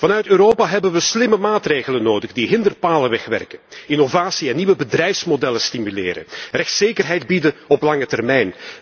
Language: Dutch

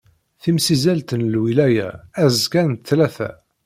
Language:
Kabyle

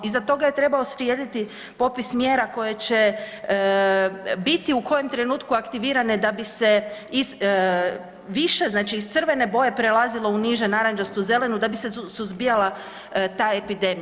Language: Croatian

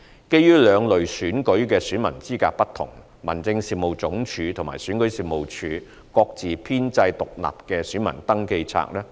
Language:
Cantonese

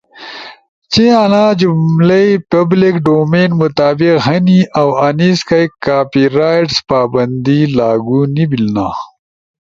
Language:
Ushojo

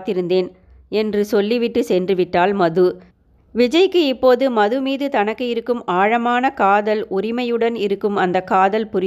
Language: Tamil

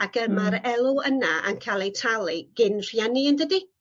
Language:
Welsh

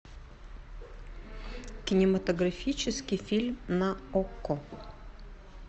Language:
Russian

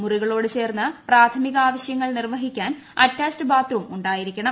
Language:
Malayalam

